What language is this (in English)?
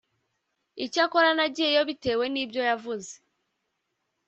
Kinyarwanda